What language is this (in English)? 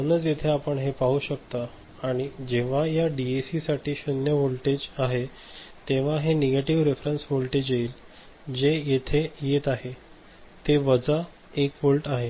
Marathi